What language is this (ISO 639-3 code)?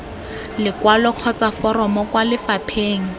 tsn